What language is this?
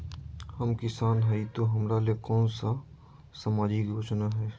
Magahi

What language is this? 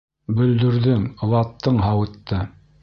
Bashkir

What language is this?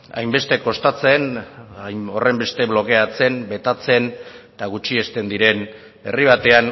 Basque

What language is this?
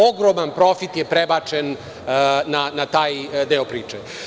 Serbian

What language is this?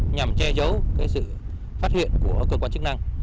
Vietnamese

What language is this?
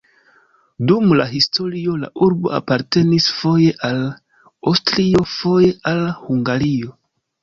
Esperanto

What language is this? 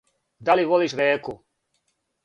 Serbian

